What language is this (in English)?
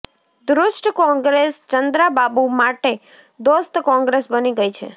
Gujarati